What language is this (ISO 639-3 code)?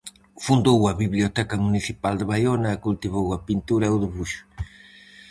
glg